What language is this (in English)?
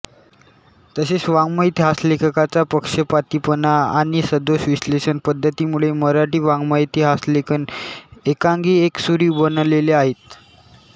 Marathi